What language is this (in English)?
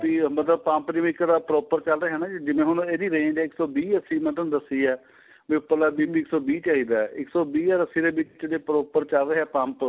Punjabi